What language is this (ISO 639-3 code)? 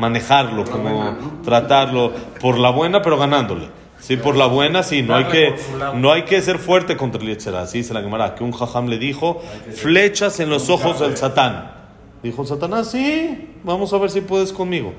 spa